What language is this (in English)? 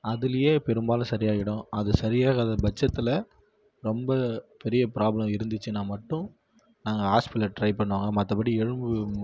Tamil